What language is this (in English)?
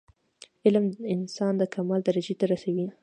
Pashto